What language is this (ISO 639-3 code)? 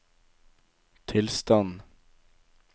nor